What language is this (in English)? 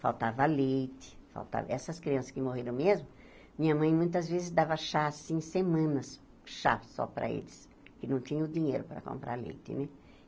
Portuguese